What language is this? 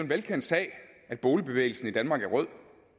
Danish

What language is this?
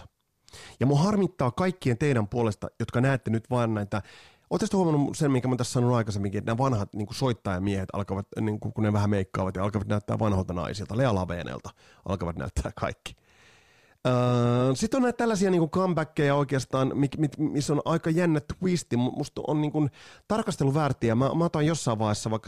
Finnish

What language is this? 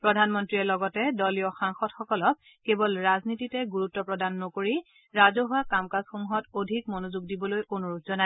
Assamese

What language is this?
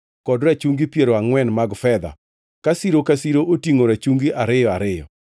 Luo (Kenya and Tanzania)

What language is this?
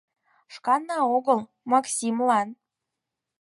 Mari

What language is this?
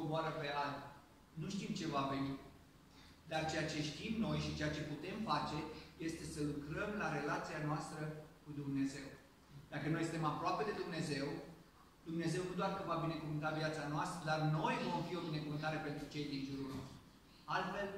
Romanian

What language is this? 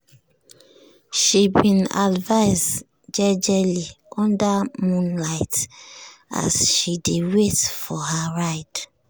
Nigerian Pidgin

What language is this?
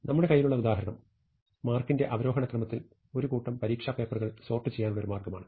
Malayalam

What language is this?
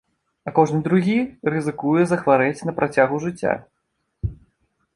Belarusian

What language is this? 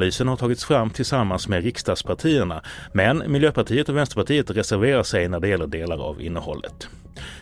Swedish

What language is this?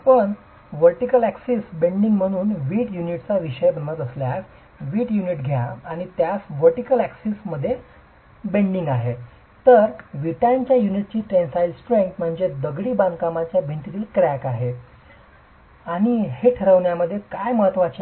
Marathi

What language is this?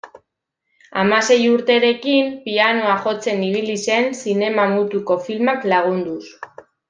Basque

